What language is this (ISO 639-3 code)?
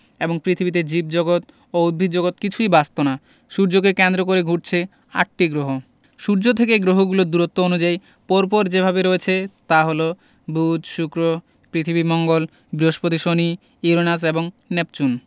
ben